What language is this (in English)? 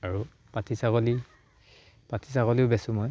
Assamese